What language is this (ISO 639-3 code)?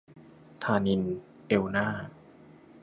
tha